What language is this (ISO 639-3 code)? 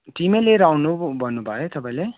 nep